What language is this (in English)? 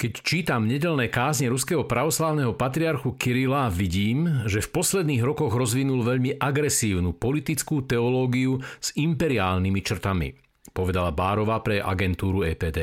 Slovak